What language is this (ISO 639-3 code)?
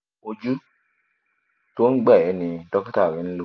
yor